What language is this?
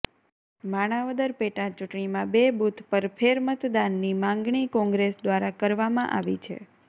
Gujarati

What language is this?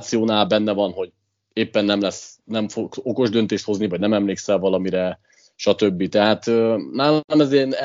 Hungarian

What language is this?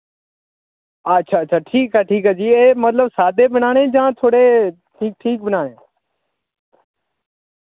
Dogri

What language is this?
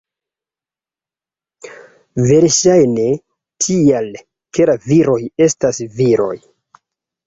Esperanto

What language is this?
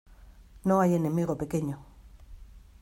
Spanish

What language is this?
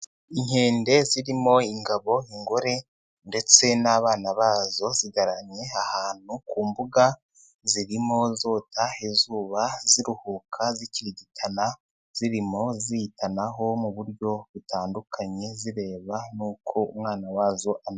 Kinyarwanda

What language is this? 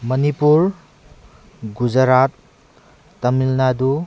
Manipuri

